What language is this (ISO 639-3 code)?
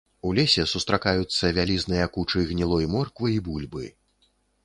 bel